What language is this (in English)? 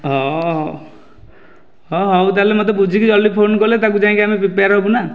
Odia